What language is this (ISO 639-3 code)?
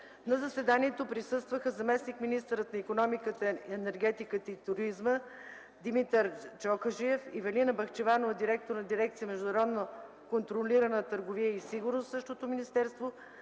bul